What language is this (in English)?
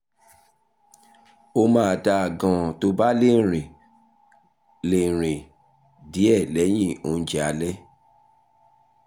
Yoruba